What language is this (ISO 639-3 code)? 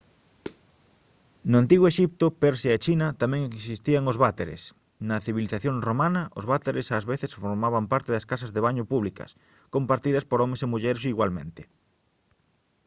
glg